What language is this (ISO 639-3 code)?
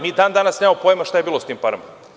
srp